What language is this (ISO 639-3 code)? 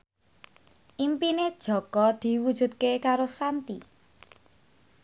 jav